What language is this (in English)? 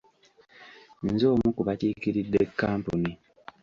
Ganda